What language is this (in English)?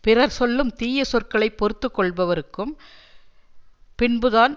Tamil